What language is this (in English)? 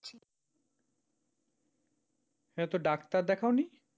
Bangla